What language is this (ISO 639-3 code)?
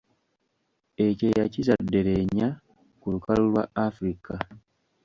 lug